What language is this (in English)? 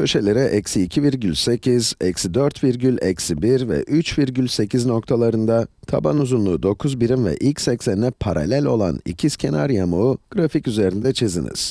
Turkish